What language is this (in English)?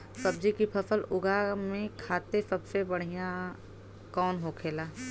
Bhojpuri